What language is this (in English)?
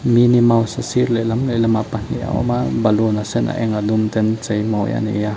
Mizo